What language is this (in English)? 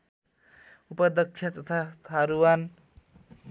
Nepali